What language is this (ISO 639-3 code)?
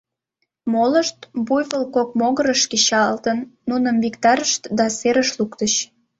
chm